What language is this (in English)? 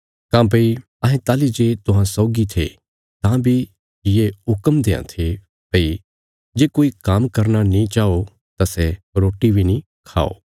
Bilaspuri